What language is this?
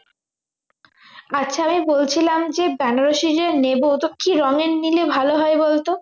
Bangla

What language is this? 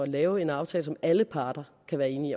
Danish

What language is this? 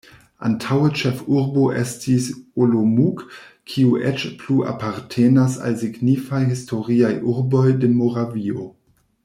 Esperanto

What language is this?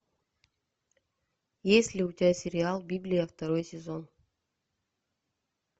Russian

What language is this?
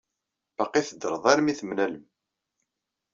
Kabyle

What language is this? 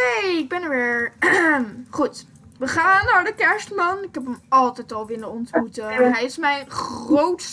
Dutch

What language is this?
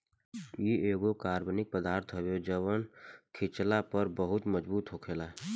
Bhojpuri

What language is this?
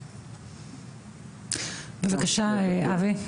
Hebrew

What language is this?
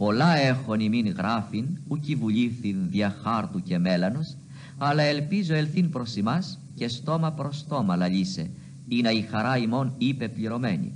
Greek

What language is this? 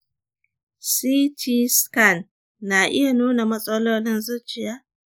Hausa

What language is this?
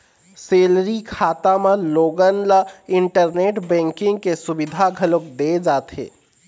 Chhattisgarhi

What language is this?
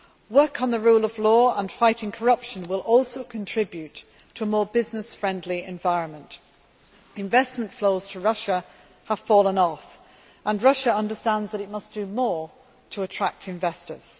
English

